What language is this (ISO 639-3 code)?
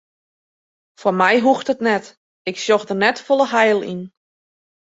fry